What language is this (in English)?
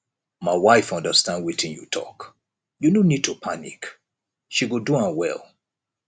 Nigerian Pidgin